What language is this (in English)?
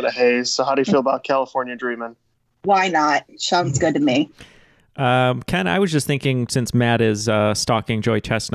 English